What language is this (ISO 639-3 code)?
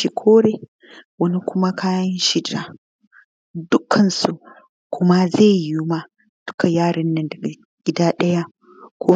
hau